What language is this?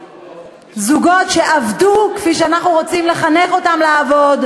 Hebrew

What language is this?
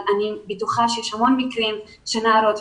Hebrew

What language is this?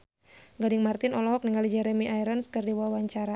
Sundanese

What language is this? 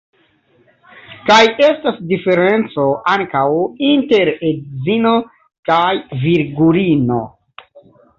Esperanto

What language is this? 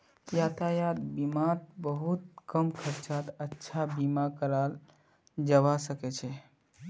Magahi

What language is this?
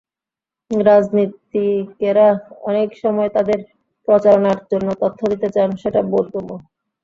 Bangla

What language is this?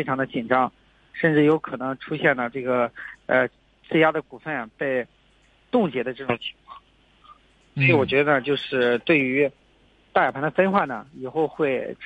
Chinese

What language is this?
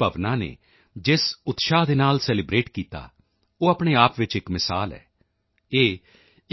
Punjabi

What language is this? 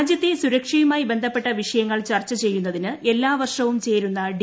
Malayalam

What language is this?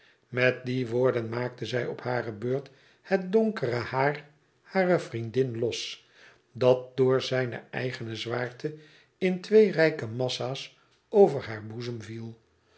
Dutch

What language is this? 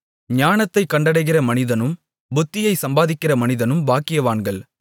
Tamil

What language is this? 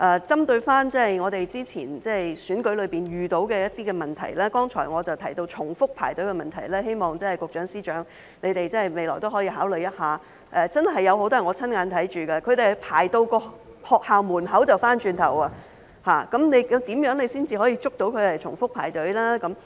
Cantonese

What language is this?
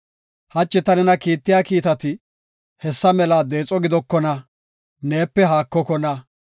Gofa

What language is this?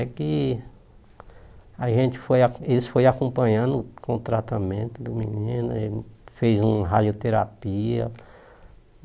Portuguese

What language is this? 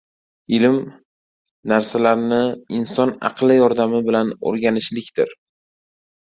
Uzbek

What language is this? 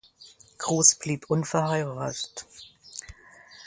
German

